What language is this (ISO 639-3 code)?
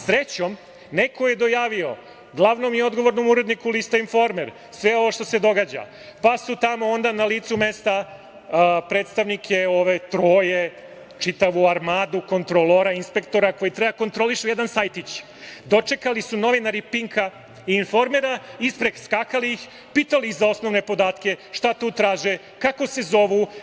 srp